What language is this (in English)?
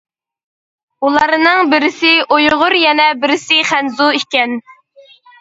Uyghur